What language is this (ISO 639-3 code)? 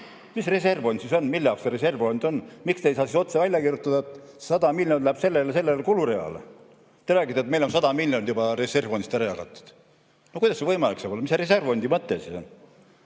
est